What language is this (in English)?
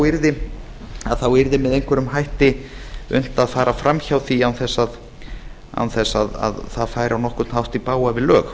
Icelandic